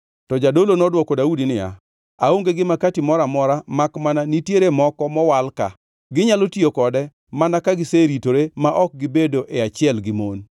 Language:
Luo (Kenya and Tanzania)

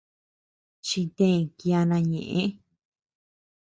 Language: Tepeuxila Cuicatec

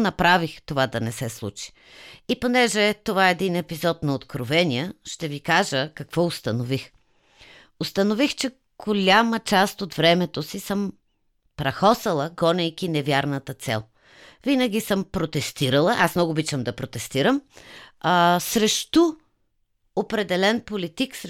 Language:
Bulgarian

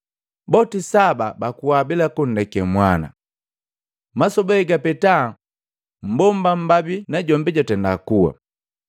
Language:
Matengo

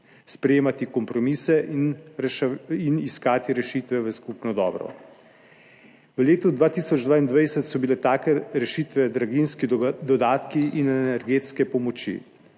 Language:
Slovenian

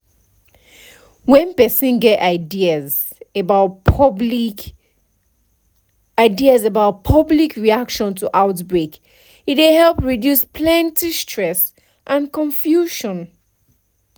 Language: Nigerian Pidgin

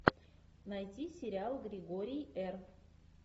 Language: Russian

